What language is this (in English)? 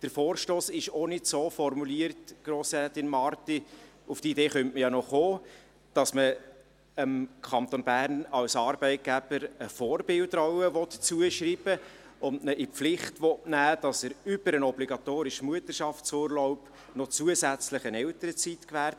Swiss German